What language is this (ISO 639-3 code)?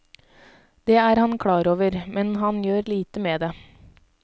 nor